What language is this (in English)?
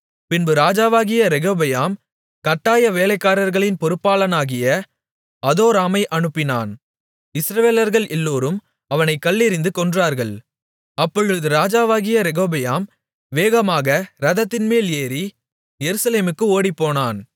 Tamil